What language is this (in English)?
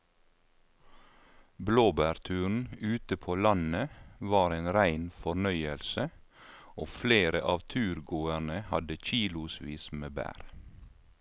Norwegian